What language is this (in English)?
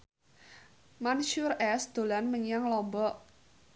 Javanese